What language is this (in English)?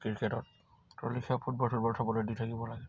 Assamese